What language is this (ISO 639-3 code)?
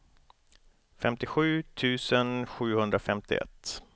swe